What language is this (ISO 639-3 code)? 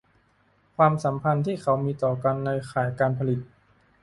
tha